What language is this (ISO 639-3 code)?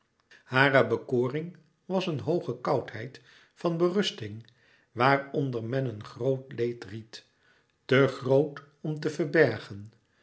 nld